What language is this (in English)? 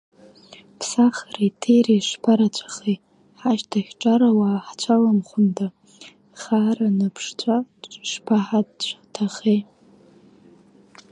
Abkhazian